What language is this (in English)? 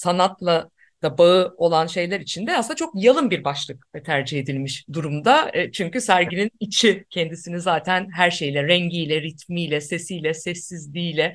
Turkish